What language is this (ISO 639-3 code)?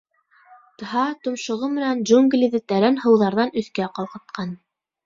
bak